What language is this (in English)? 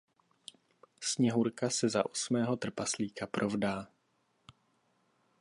Czech